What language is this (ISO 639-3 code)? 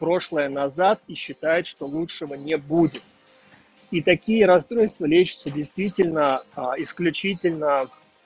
rus